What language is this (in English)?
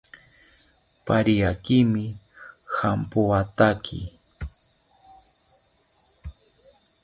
South Ucayali Ashéninka